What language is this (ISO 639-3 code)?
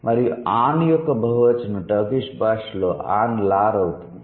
tel